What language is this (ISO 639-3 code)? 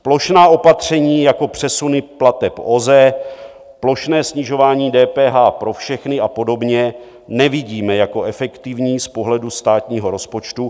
ces